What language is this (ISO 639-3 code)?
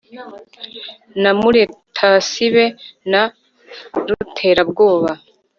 kin